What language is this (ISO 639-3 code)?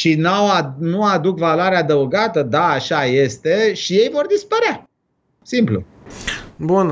ron